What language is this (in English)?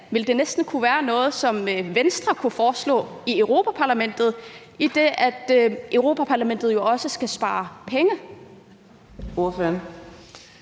Danish